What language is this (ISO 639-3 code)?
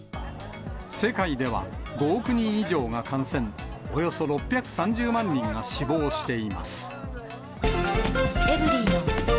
jpn